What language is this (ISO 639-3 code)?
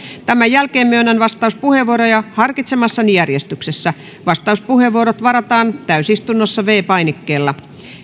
fin